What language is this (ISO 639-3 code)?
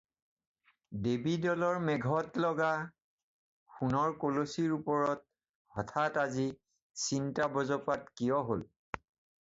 asm